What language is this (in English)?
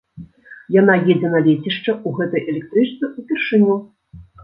Belarusian